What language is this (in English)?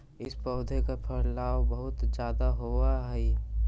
Magahi